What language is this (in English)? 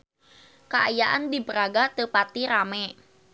Sundanese